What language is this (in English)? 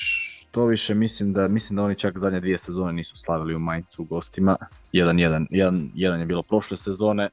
Croatian